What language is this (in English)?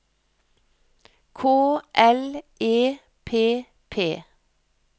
Norwegian